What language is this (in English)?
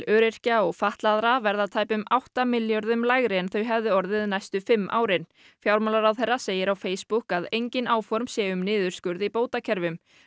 Icelandic